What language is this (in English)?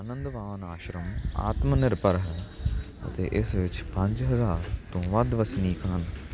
Punjabi